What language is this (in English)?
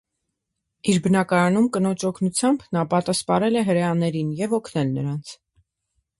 Armenian